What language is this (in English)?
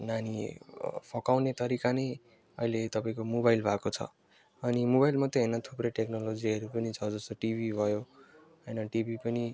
Nepali